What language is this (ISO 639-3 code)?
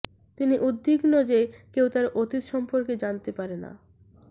ben